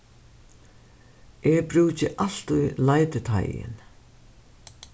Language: Faroese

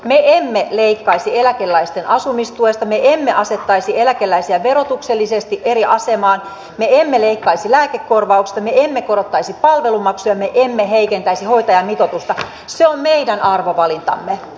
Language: Finnish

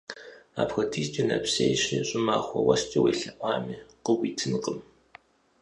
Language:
Kabardian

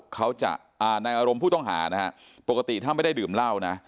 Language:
Thai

